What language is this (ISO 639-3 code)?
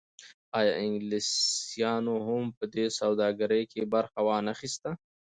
pus